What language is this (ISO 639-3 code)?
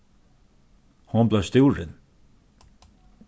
fao